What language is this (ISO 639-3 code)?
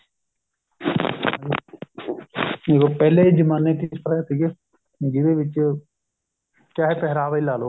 pan